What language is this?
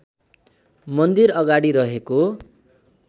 Nepali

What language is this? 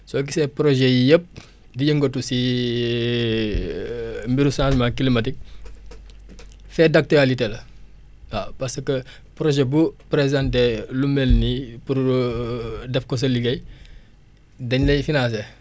Wolof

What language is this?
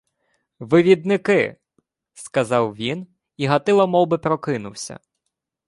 Ukrainian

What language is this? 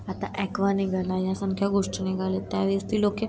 Marathi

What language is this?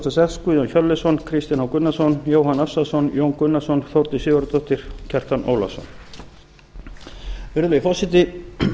Icelandic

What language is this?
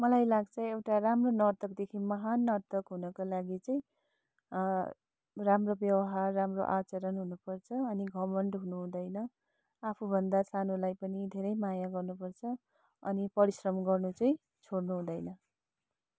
Nepali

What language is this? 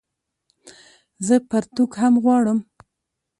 Pashto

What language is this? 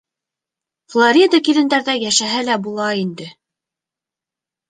Bashkir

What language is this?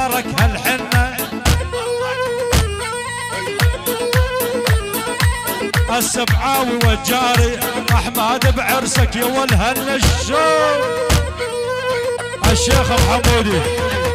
Arabic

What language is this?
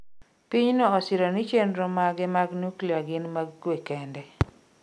Luo (Kenya and Tanzania)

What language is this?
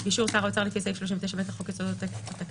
Hebrew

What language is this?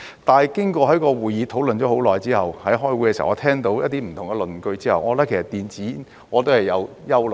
Cantonese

